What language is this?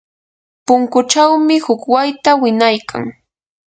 Yanahuanca Pasco Quechua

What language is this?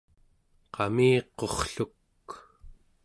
Central Yupik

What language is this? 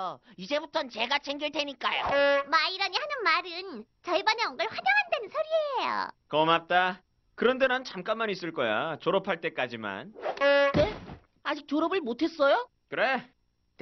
Korean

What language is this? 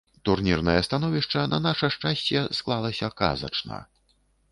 Belarusian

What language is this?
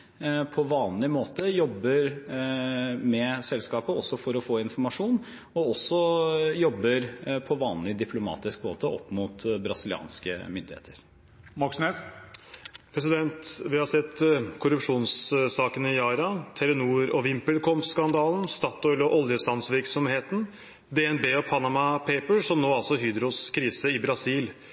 Norwegian Bokmål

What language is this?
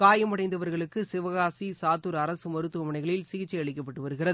Tamil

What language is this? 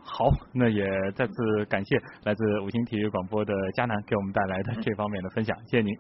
Chinese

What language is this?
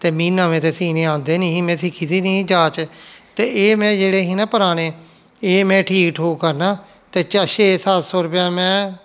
Dogri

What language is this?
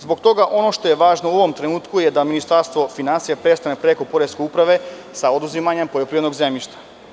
Serbian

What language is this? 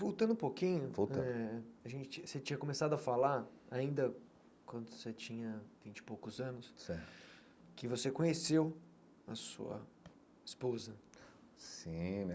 Portuguese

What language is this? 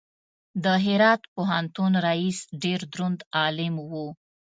Pashto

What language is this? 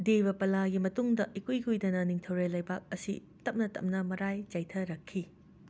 Manipuri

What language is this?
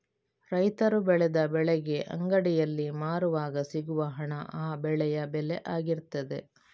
Kannada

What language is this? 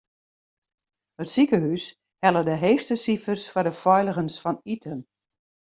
Western Frisian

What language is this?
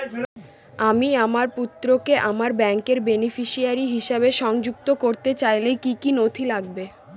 Bangla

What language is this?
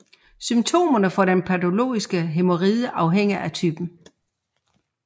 Danish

